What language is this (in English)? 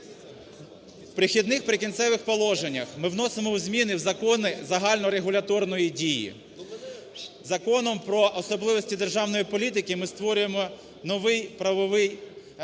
Ukrainian